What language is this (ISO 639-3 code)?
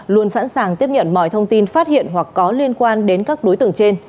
vie